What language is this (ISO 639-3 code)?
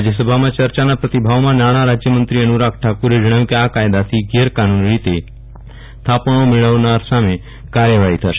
guj